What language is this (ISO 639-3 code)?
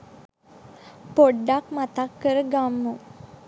sin